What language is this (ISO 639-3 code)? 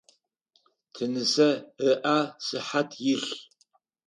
ady